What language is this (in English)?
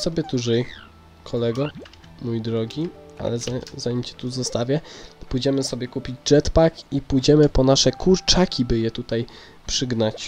Polish